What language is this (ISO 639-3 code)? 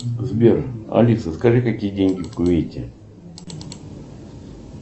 rus